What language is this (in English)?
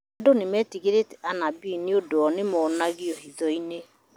Kikuyu